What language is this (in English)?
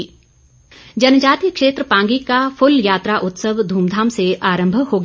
Hindi